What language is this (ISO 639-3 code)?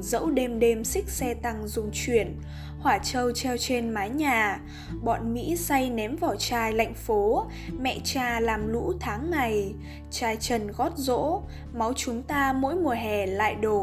vie